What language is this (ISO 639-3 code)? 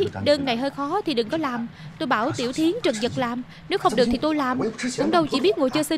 vie